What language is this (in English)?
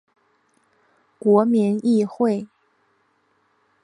Chinese